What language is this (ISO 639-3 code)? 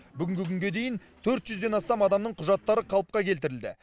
kaz